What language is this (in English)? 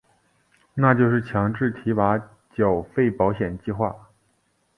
Chinese